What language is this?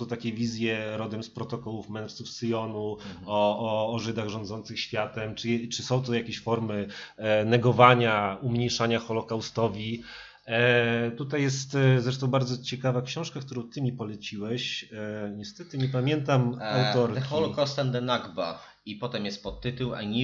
Polish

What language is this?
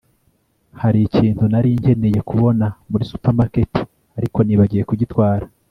Kinyarwanda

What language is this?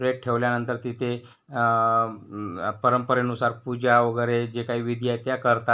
Marathi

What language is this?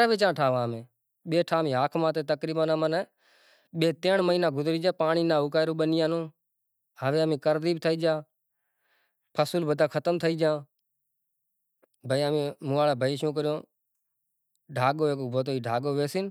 Kachi Koli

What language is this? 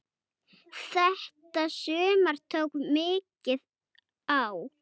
Icelandic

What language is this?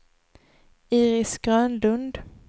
Swedish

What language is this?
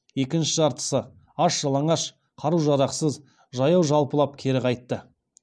Kazakh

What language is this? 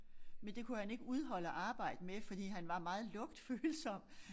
Danish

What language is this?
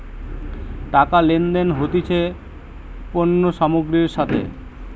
Bangla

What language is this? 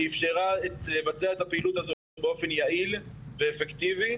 Hebrew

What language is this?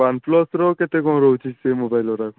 Odia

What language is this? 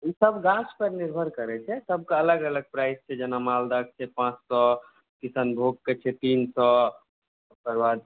Maithili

